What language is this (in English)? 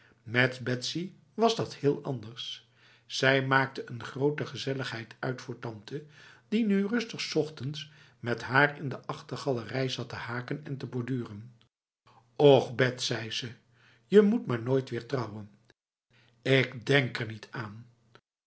Dutch